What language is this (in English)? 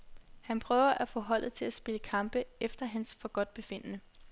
Danish